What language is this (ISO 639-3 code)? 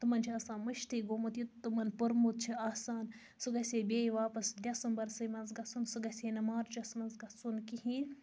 kas